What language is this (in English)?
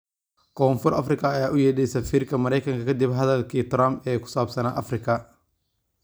Somali